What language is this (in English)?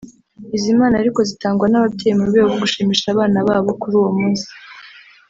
Kinyarwanda